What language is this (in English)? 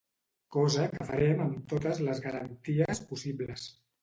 Catalan